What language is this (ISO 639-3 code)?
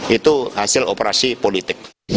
ind